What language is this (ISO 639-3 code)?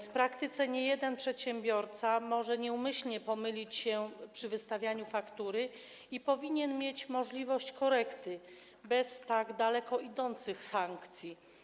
pol